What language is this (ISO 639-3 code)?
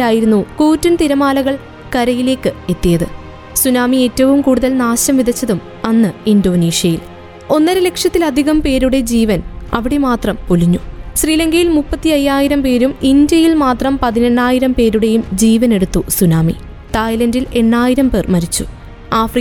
mal